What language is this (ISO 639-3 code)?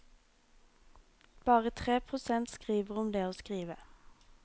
nor